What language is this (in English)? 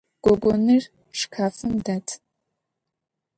Adyghe